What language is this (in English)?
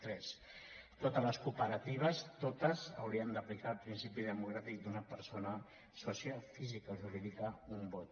Catalan